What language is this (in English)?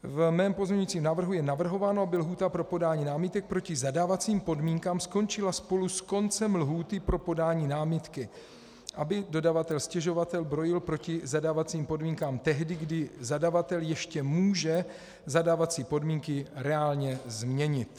Czech